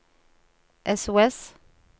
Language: Norwegian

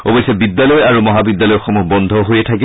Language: Assamese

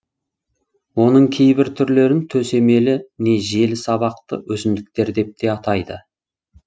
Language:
Kazakh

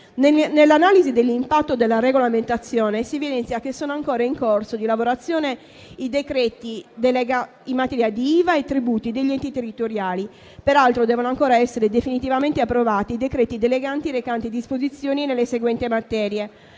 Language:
Italian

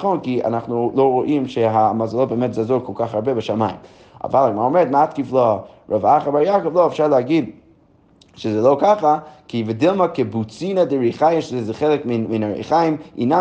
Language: Hebrew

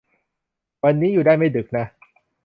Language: Thai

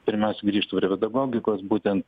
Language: Lithuanian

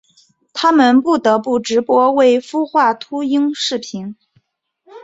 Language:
Chinese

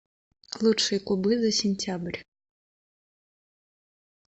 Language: Russian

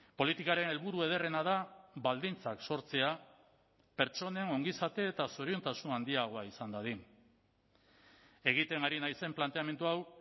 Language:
Basque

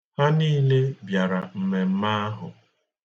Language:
Igbo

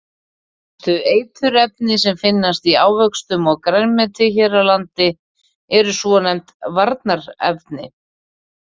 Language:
Icelandic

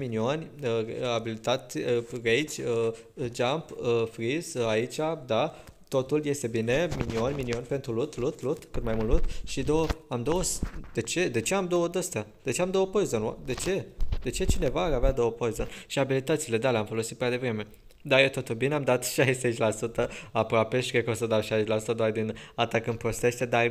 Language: Romanian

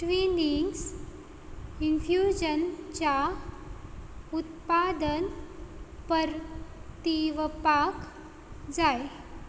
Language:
Konkani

